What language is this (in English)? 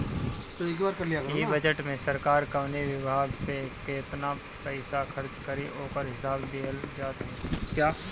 Bhojpuri